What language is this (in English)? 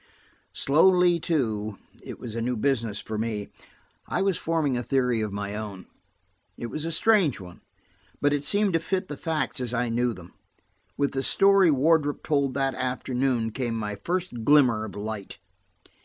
English